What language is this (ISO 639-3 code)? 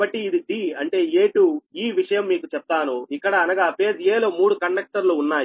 tel